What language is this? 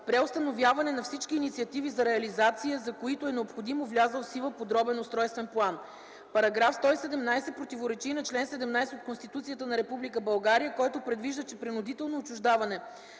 Bulgarian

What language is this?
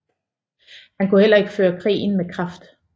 Danish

